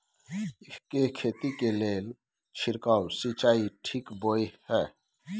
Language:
Maithili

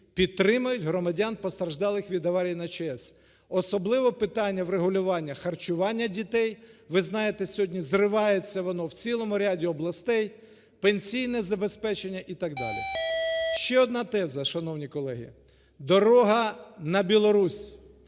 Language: Ukrainian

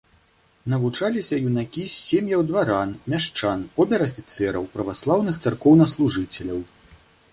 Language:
Belarusian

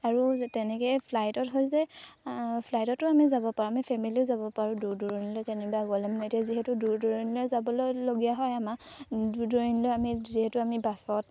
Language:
Assamese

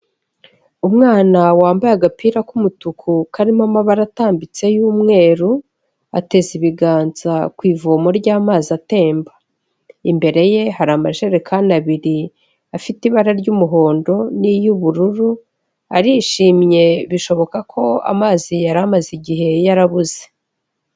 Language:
Kinyarwanda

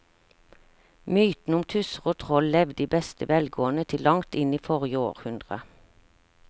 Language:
Norwegian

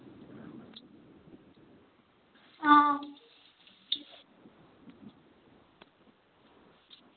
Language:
Dogri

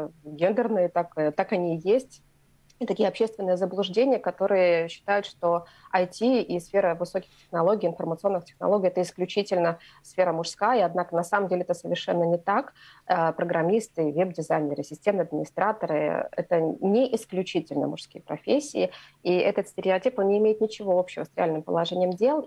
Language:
Russian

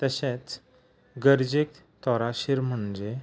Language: Konkani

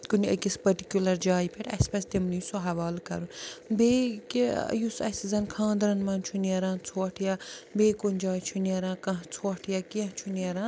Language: Kashmiri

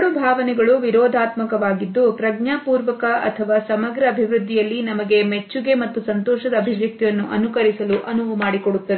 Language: Kannada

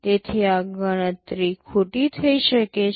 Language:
Gujarati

